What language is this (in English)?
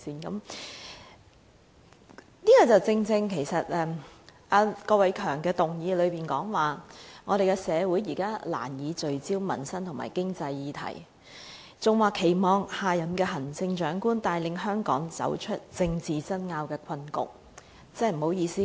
Cantonese